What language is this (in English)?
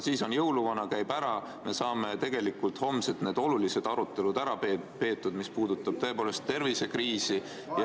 Estonian